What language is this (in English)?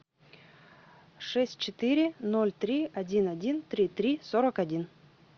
Russian